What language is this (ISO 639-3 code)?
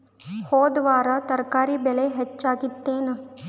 kan